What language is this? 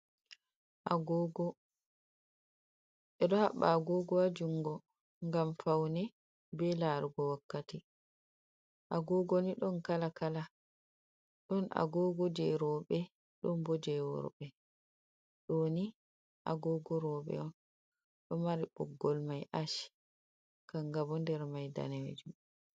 Fula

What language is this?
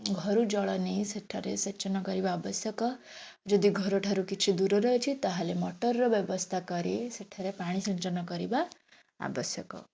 Odia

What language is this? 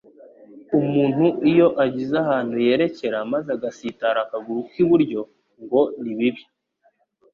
Kinyarwanda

